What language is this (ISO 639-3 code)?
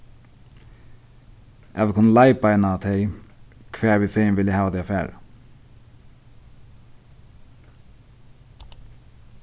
fao